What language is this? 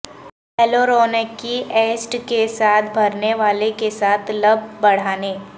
Urdu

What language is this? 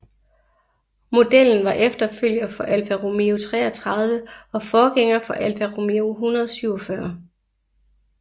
Danish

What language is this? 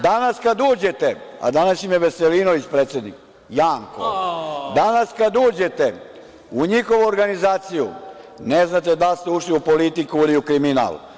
Serbian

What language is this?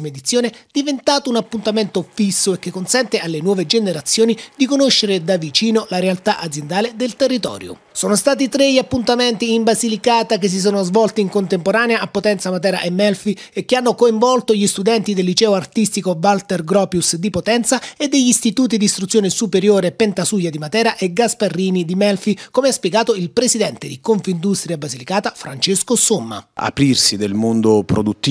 Italian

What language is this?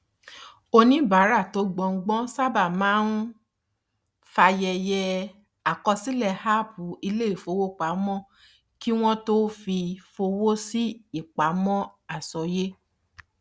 Yoruba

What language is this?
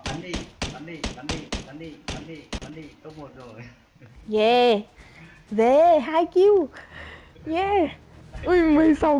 Vietnamese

